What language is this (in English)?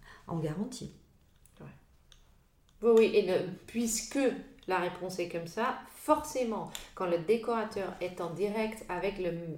French